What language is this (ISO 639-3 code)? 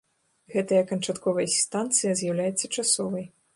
bel